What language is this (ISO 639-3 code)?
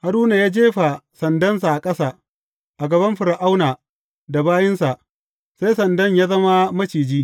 hau